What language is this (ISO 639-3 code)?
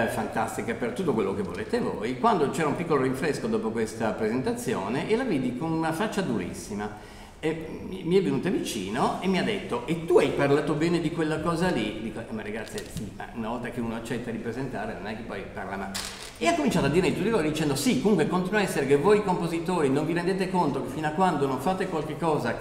ita